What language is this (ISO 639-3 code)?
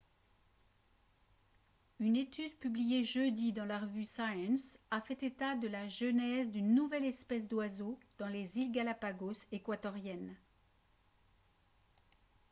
fra